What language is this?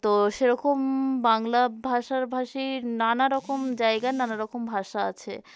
Bangla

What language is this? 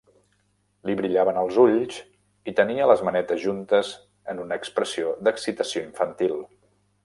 Catalan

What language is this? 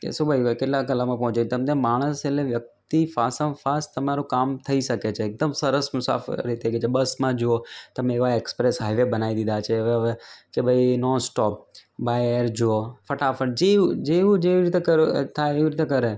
Gujarati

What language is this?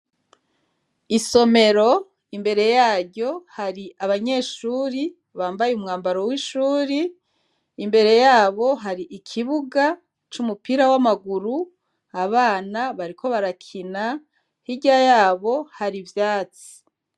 Rundi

